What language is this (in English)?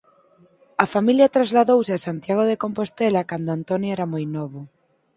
Galician